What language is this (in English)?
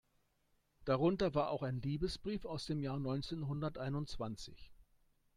German